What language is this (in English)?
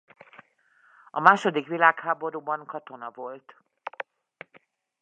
Hungarian